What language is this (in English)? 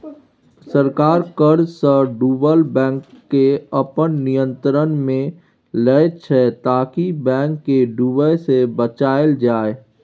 Maithili